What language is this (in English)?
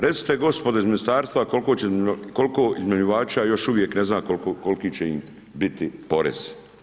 Croatian